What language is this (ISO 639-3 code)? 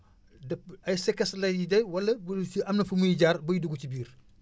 wol